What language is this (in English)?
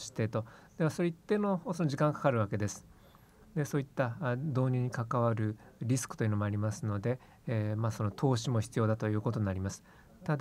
Japanese